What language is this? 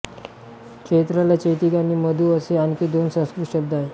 Marathi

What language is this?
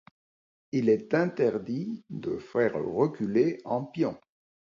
French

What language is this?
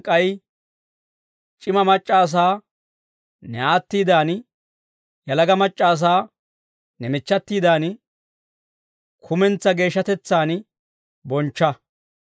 Dawro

